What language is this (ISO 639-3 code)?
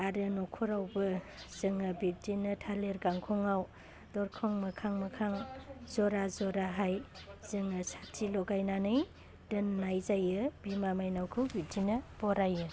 brx